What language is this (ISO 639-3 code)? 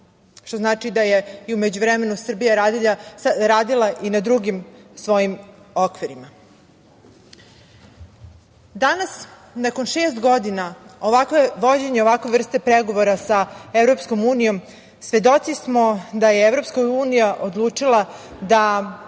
srp